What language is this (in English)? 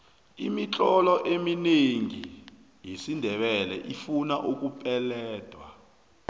South Ndebele